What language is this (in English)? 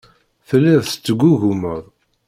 Kabyle